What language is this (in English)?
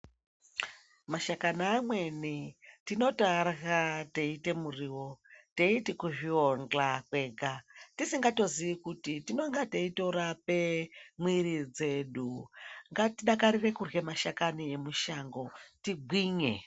Ndau